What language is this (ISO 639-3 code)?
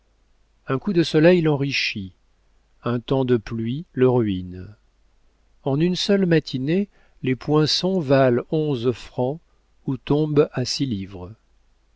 fra